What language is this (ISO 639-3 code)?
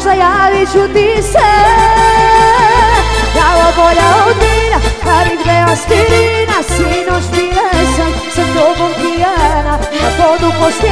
ron